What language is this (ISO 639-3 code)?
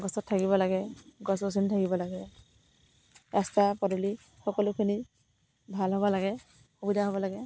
asm